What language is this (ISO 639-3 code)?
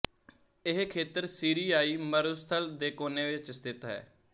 pan